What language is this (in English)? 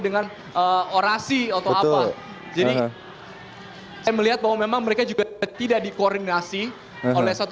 Indonesian